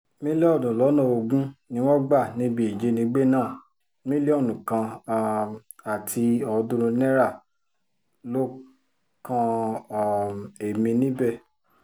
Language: Yoruba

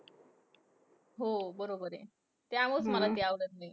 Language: Marathi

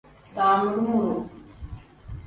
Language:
Tem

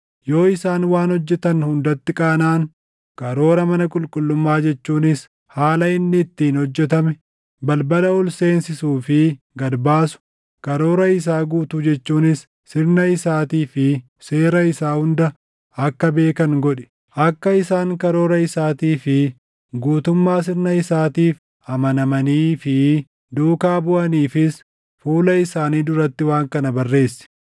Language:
Oromo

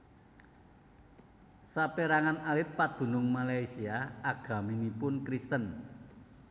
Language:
Javanese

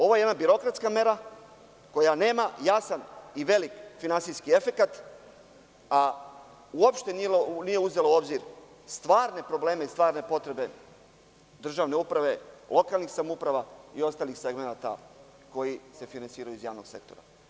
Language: Serbian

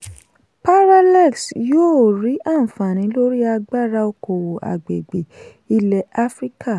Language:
Yoruba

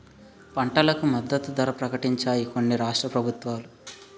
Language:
Telugu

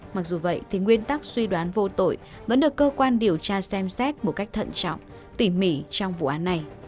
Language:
Vietnamese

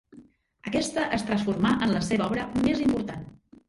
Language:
Catalan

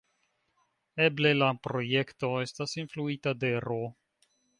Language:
Esperanto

